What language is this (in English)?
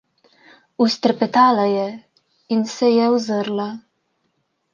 Slovenian